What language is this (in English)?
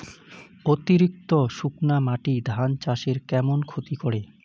Bangla